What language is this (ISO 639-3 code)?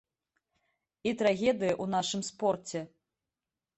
bel